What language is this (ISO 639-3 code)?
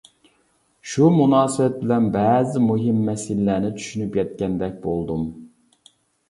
uig